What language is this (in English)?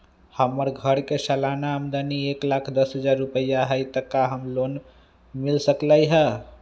Magahi